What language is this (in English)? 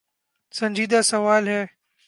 Urdu